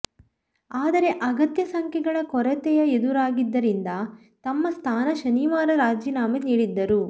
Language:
Kannada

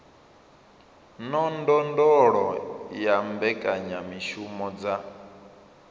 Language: Venda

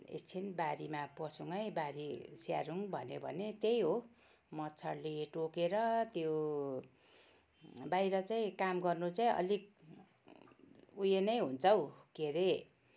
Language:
Nepali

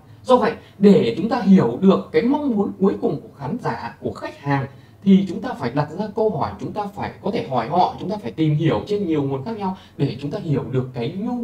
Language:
Vietnamese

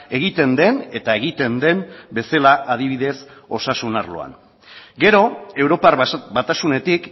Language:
Basque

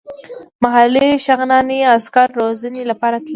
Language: Pashto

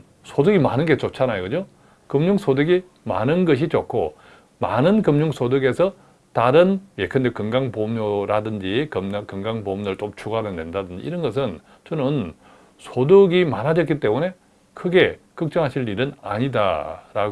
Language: Korean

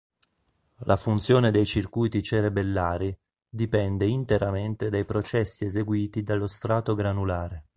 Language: Italian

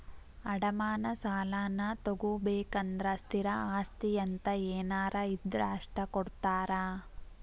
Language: Kannada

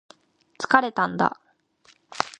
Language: Japanese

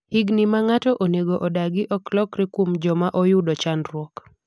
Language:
Luo (Kenya and Tanzania)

